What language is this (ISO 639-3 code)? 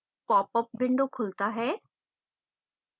hin